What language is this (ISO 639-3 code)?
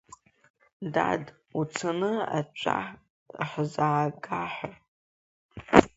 abk